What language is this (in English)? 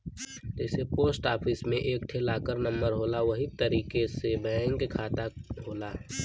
Bhojpuri